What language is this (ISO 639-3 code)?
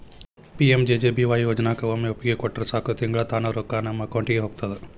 kan